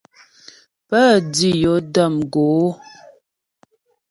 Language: Ghomala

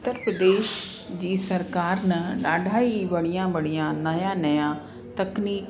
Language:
Sindhi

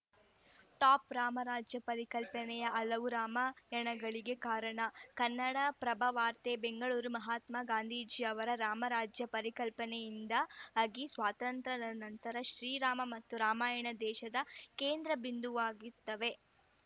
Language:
Kannada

